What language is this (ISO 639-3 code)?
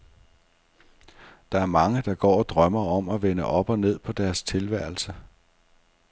dan